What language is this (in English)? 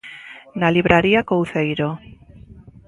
Galician